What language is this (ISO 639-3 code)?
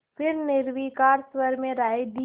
hin